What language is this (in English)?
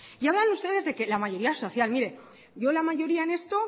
Spanish